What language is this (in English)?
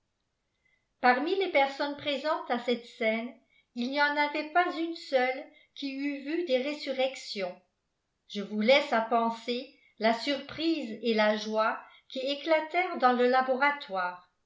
French